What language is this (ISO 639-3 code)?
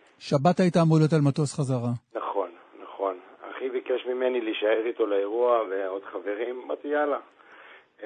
heb